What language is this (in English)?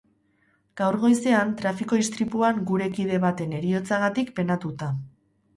Basque